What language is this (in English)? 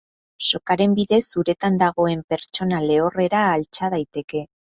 Basque